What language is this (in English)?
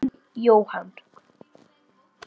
Icelandic